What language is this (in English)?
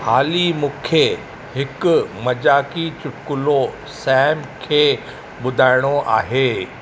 Sindhi